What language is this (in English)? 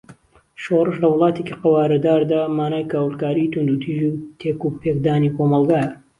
Central Kurdish